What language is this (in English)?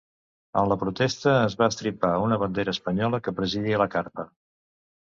Catalan